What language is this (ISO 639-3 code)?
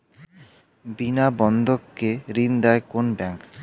ben